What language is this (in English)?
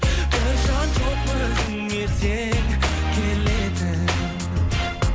Kazakh